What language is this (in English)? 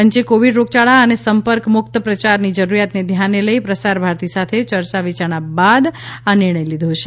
Gujarati